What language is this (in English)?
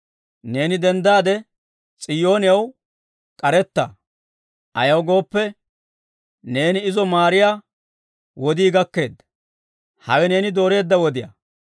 Dawro